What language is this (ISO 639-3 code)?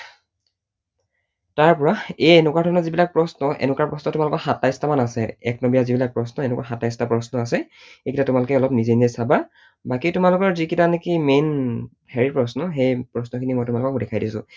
asm